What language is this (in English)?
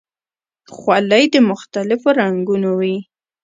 Pashto